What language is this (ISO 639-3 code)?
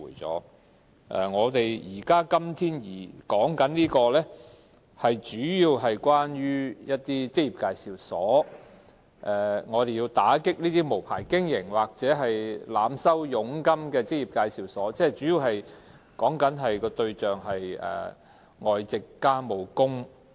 yue